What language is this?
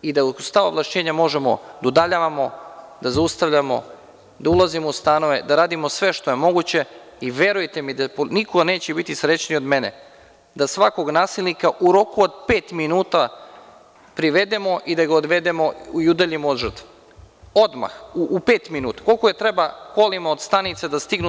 Serbian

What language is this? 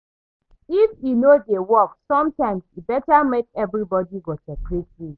Nigerian Pidgin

